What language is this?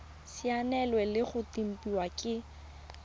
Tswana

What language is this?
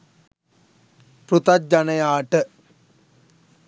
Sinhala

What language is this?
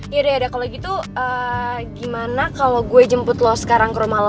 Indonesian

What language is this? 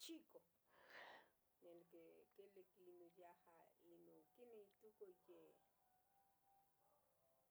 Tetelcingo Nahuatl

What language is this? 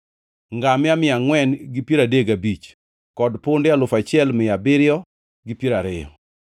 Luo (Kenya and Tanzania)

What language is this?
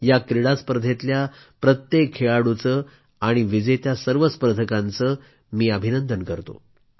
Marathi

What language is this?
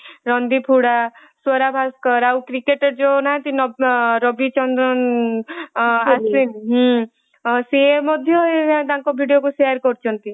Odia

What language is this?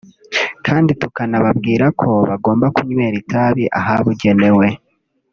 Kinyarwanda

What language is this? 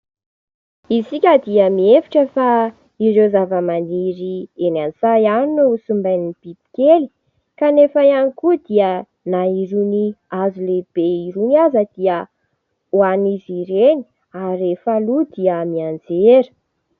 Malagasy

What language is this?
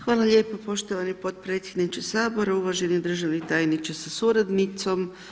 Croatian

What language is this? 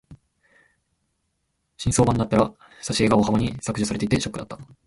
Japanese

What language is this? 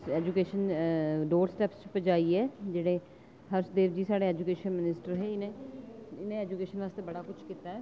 Dogri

